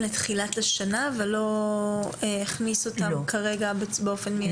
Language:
Hebrew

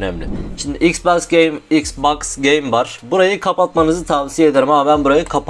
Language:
Turkish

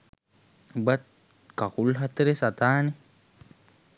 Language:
Sinhala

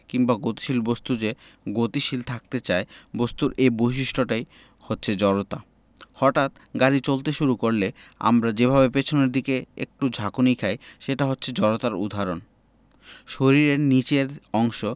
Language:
Bangla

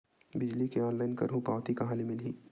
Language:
Chhattisgarhi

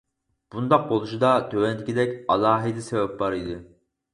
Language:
Uyghur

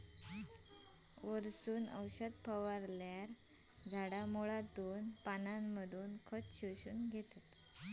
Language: Marathi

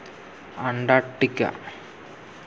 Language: Santali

